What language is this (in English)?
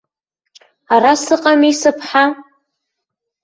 Abkhazian